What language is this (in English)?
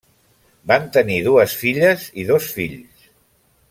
Catalan